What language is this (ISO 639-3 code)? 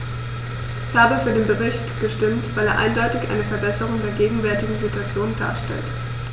deu